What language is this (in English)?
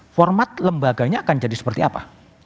Indonesian